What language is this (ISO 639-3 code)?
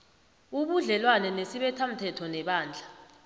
nbl